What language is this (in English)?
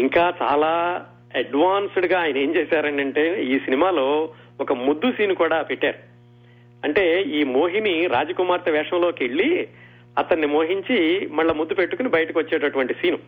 Telugu